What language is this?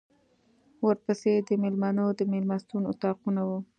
Pashto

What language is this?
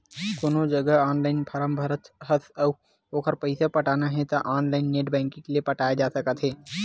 Chhattisgarhi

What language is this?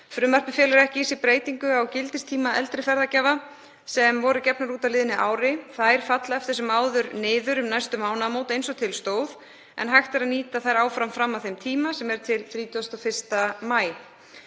Icelandic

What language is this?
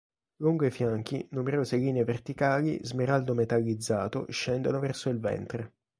Italian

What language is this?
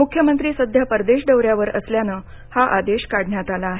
Marathi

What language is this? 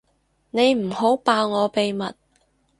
Cantonese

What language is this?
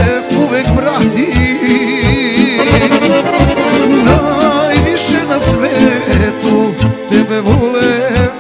Romanian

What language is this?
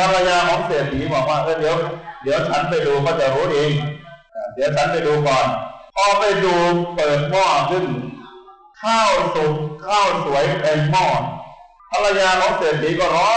Thai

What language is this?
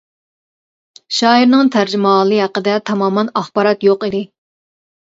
Uyghur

